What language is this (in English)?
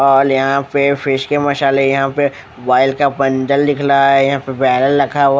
Hindi